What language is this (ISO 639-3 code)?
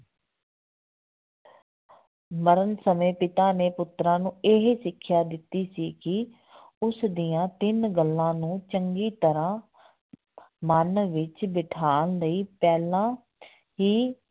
pan